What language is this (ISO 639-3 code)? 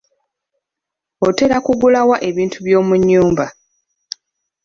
lug